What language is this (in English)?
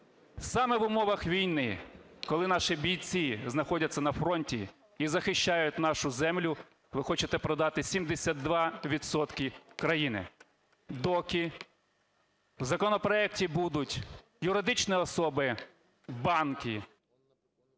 Ukrainian